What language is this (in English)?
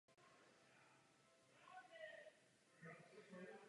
Czech